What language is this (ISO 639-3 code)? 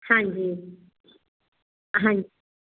pan